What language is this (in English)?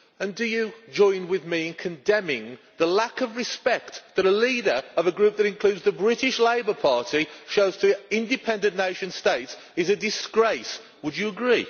English